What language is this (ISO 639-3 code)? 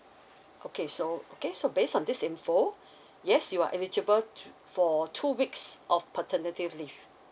eng